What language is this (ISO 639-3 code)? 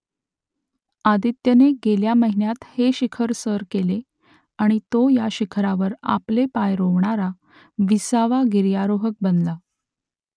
mar